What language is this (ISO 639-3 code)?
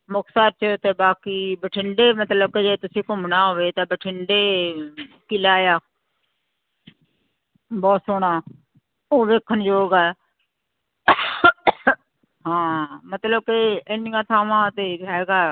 pan